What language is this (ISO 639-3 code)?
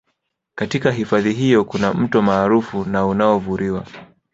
swa